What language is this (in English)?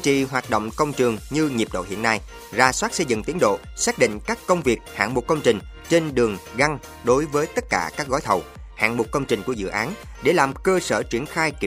Vietnamese